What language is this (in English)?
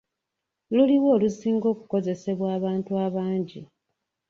Ganda